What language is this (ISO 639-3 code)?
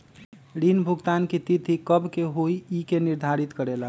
mag